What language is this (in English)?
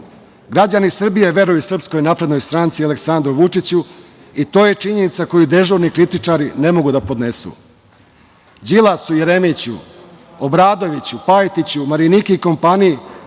Serbian